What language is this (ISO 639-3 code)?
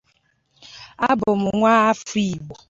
ibo